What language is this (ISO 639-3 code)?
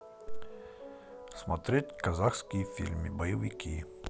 rus